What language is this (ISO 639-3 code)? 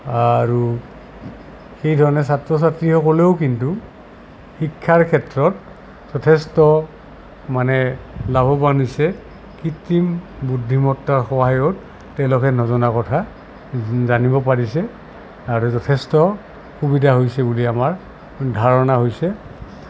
asm